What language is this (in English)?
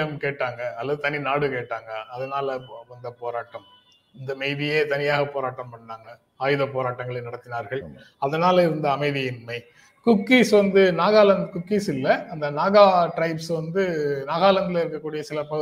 Tamil